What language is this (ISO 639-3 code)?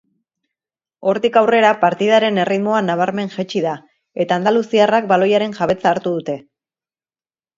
eus